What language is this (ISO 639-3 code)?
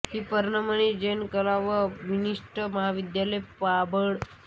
mar